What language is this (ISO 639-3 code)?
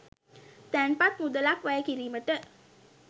sin